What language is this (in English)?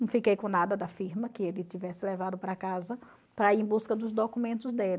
Portuguese